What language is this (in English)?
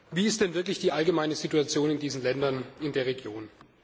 German